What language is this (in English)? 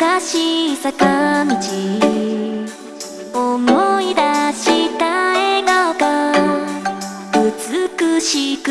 Vietnamese